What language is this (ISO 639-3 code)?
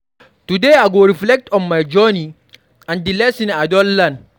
pcm